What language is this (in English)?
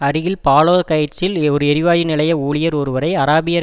Tamil